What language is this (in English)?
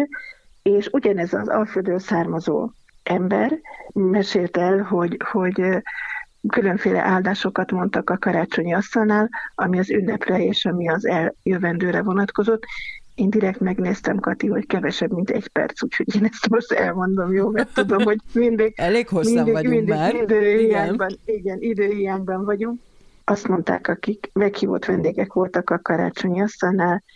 Hungarian